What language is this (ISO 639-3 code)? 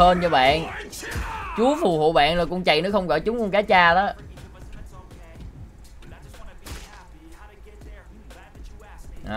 vie